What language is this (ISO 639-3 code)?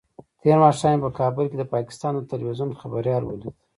pus